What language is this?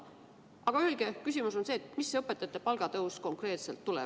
Estonian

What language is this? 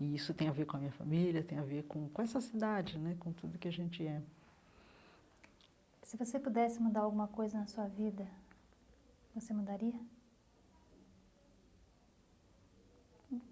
Portuguese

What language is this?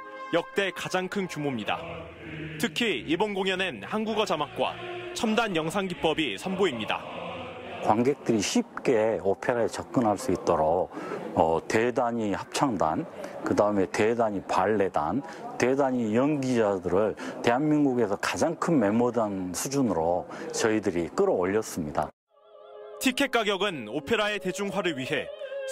Korean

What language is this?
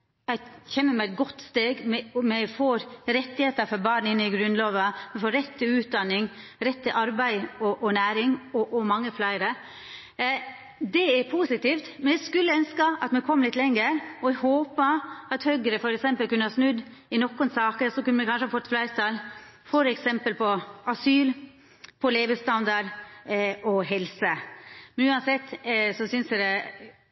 Norwegian Nynorsk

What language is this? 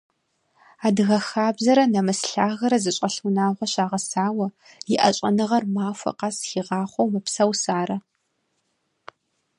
Kabardian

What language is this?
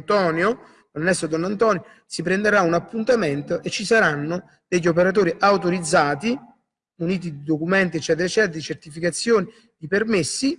Italian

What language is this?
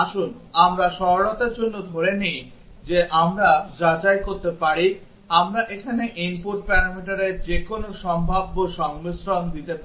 Bangla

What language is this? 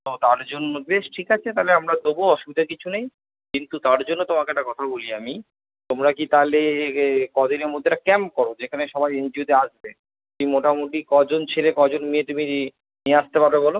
Bangla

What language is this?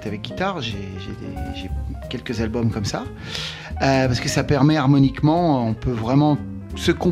French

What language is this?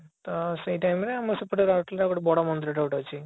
Odia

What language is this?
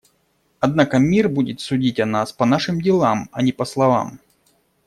Russian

